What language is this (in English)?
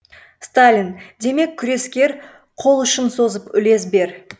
Kazakh